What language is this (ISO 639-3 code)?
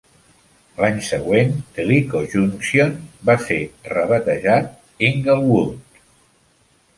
cat